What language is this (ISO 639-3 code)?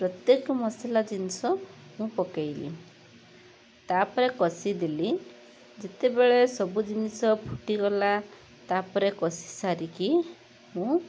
ori